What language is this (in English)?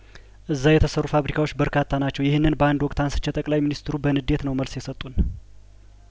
Amharic